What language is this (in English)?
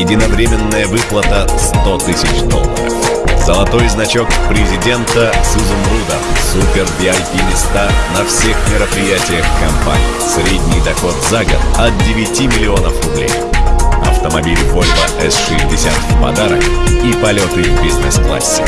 Russian